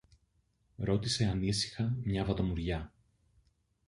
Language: Greek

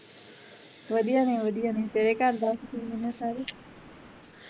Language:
Punjabi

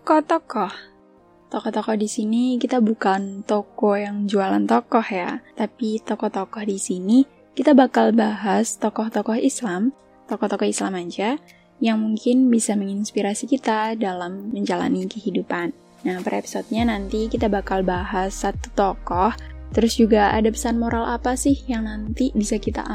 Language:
Indonesian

